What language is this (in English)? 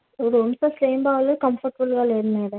Telugu